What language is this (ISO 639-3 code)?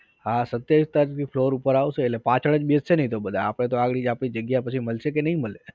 guj